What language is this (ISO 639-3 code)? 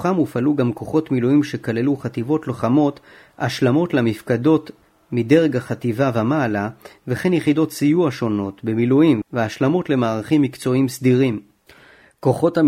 heb